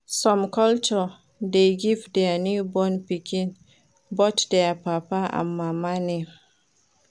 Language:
Nigerian Pidgin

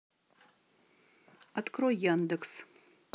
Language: Russian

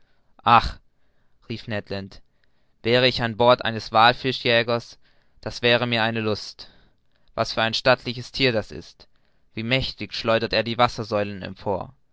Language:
German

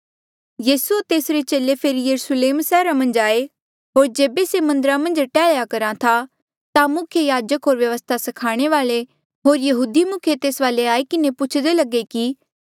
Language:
Mandeali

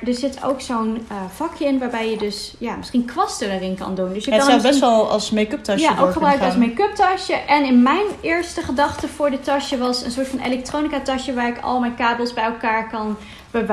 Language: Dutch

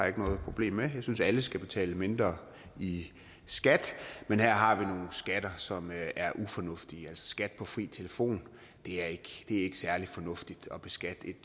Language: Danish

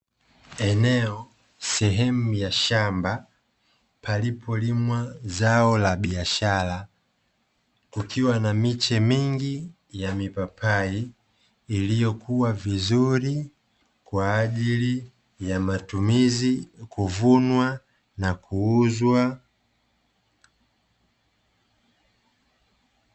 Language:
Swahili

